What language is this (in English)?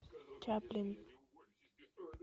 Russian